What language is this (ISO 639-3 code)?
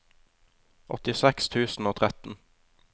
nor